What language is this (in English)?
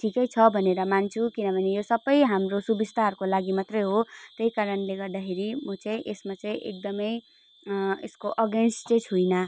Nepali